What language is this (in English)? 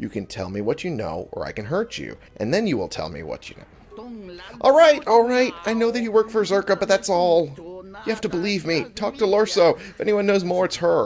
English